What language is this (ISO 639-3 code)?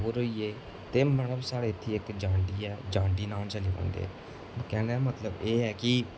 doi